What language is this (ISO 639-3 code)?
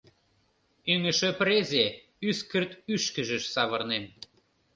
chm